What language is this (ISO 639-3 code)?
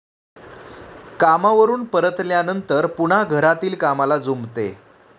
mar